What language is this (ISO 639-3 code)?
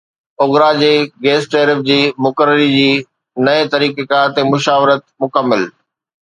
snd